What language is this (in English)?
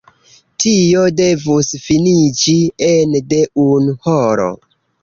Esperanto